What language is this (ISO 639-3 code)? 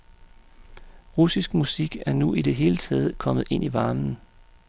dan